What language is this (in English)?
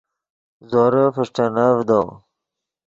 Yidgha